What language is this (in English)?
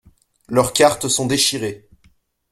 French